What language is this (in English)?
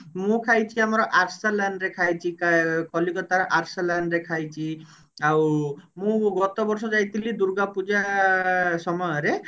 Odia